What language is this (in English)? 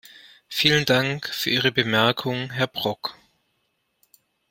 German